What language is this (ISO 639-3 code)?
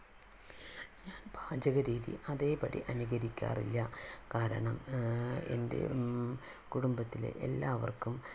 mal